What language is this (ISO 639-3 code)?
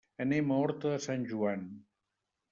cat